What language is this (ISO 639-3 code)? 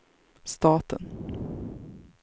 swe